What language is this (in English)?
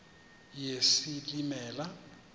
Xhosa